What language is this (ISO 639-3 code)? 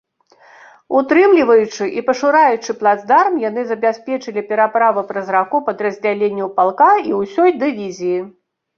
bel